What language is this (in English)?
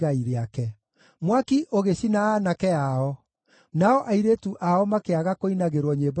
Kikuyu